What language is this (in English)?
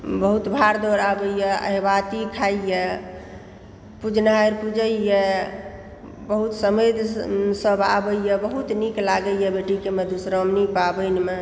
Maithili